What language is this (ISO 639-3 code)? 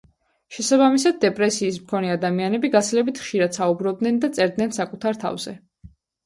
kat